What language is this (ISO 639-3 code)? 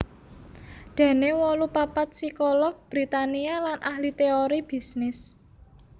jav